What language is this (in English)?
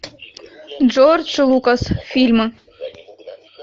Russian